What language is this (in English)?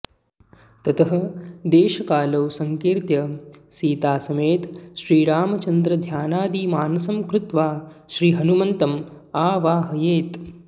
Sanskrit